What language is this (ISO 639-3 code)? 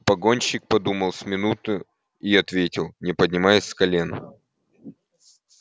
rus